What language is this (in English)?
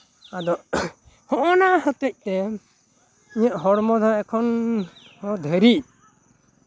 Santali